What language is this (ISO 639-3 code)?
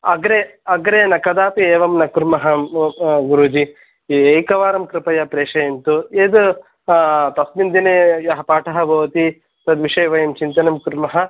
san